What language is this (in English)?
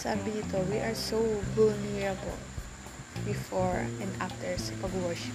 Filipino